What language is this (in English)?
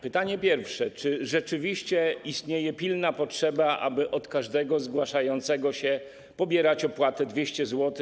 Polish